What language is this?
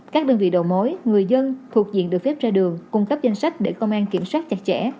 Vietnamese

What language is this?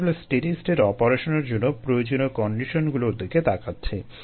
Bangla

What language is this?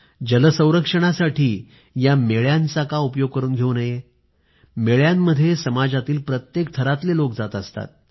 Marathi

